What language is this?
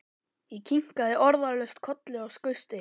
Icelandic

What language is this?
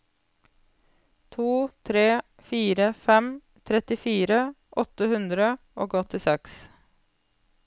Norwegian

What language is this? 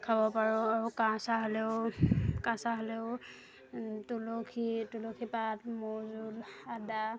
Assamese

